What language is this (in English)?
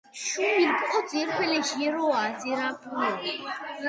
Mingrelian